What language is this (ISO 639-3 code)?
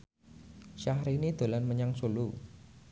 jav